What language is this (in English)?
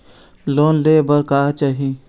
Chhattisgarhi